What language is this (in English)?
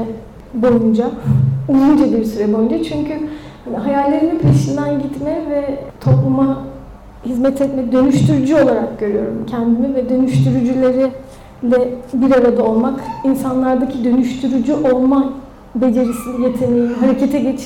Turkish